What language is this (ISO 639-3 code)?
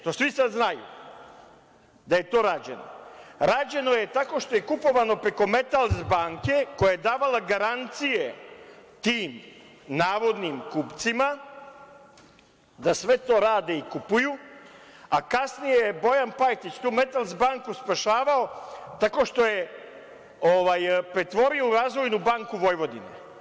srp